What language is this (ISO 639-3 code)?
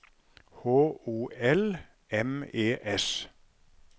nor